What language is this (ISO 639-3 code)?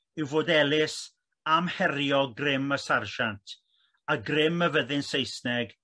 cym